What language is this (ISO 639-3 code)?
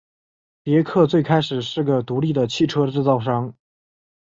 zho